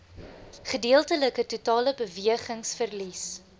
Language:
Afrikaans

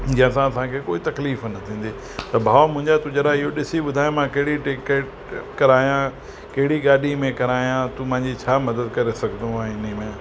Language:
Sindhi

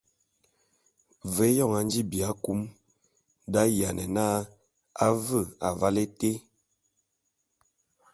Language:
Bulu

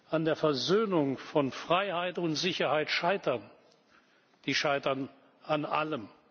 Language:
German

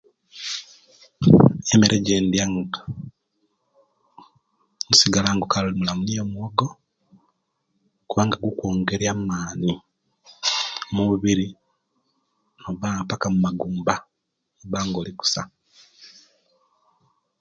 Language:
Kenyi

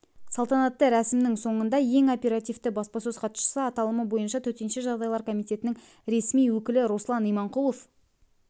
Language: Kazakh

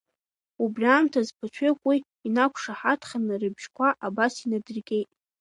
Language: Abkhazian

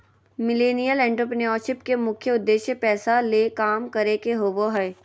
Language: Magahi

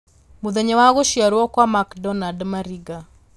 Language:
Kikuyu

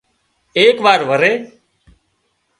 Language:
Wadiyara Koli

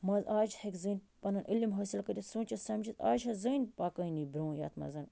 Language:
Kashmiri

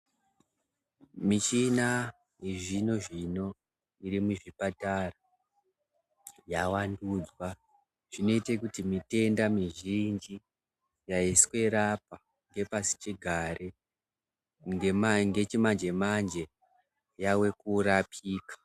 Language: Ndau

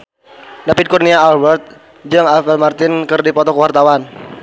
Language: Sundanese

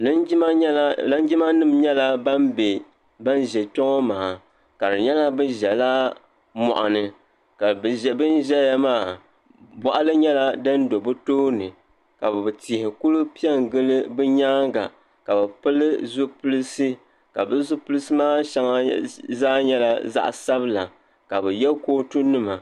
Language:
Dagbani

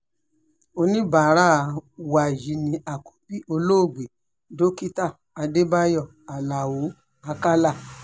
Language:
Yoruba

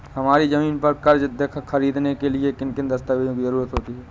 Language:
Hindi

